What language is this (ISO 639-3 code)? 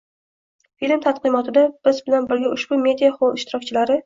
uzb